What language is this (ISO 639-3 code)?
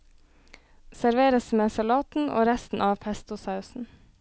nor